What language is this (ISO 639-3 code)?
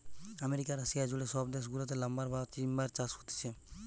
ben